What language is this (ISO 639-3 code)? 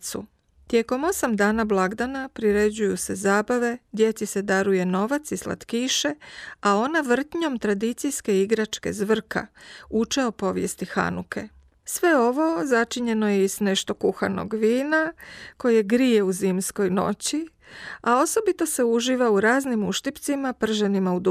hrv